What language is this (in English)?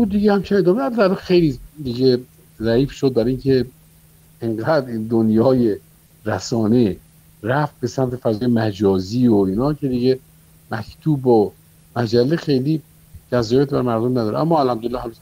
Persian